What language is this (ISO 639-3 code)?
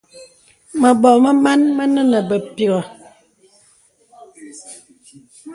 beb